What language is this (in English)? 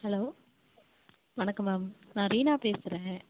Tamil